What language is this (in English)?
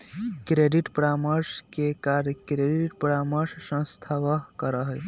Magahi